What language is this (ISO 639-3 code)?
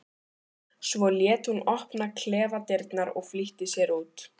isl